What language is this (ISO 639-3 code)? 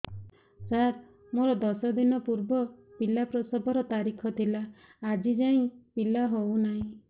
ori